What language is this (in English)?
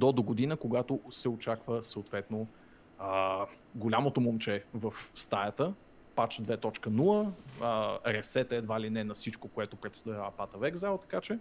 Bulgarian